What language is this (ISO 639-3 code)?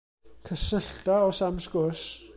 cym